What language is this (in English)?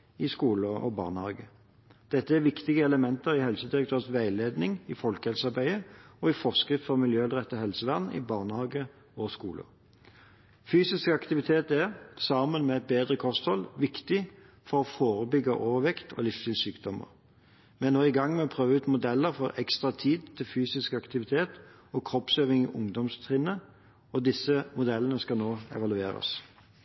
Norwegian Bokmål